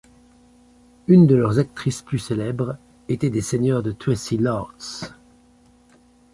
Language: French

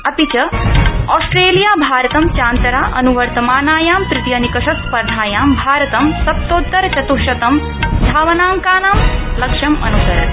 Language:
Sanskrit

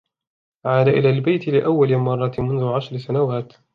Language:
Arabic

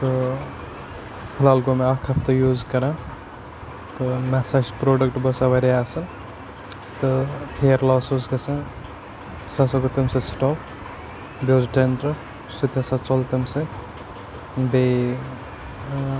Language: Kashmiri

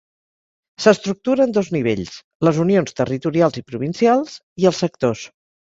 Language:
Catalan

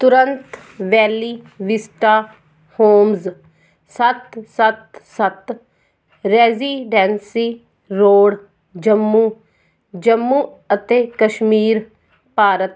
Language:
Punjabi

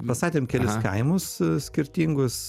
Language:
Lithuanian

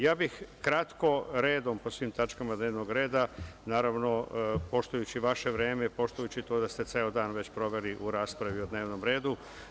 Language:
Serbian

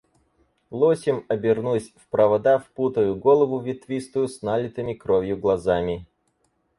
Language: Russian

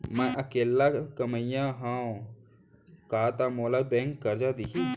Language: Chhattisgarhi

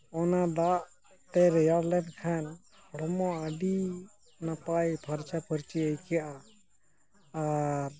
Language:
Santali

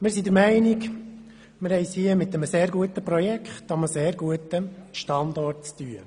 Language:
Swiss German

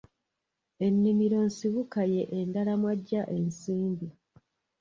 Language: Ganda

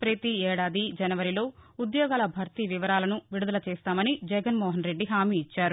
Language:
Telugu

